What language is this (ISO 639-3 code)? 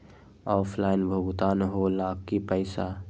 mag